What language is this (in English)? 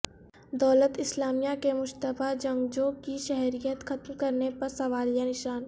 Urdu